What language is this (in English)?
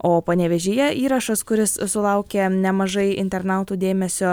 Lithuanian